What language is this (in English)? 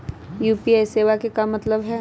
Magahi